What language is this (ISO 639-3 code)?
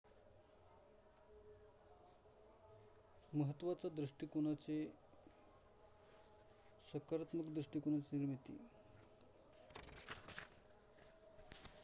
mar